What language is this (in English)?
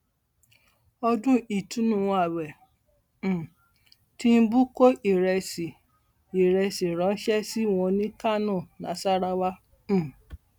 Yoruba